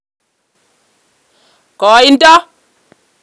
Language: Kalenjin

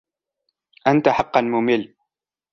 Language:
Arabic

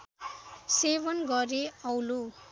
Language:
Nepali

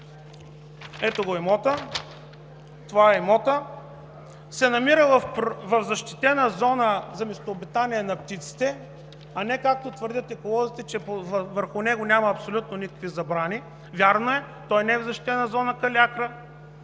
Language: Bulgarian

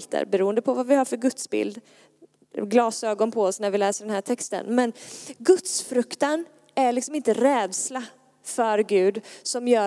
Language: Swedish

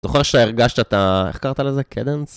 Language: Hebrew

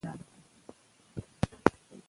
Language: Pashto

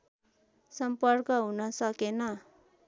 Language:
Nepali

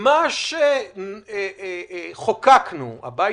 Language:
Hebrew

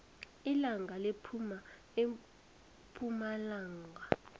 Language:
South Ndebele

